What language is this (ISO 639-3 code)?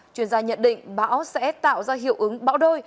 vie